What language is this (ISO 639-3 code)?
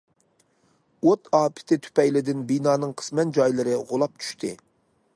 uig